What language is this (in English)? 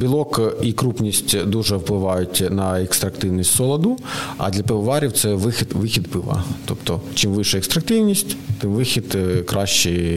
Ukrainian